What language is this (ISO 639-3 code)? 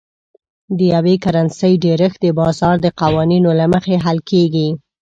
pus